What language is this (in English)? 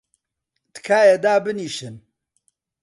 Central Kurdish